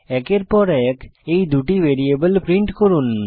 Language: Bangla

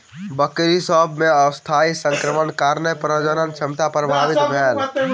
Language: Maithili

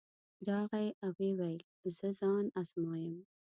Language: Pashto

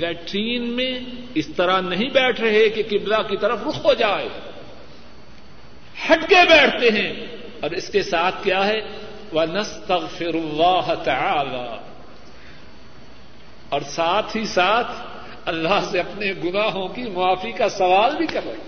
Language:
Urdu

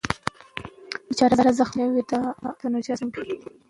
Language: Pashto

